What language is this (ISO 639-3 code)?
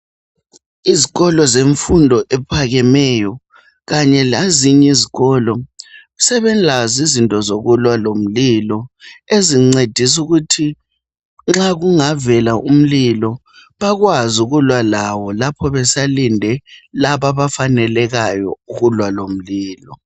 nde